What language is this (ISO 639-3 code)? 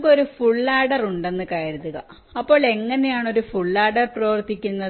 mal